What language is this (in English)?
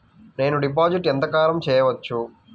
Telugu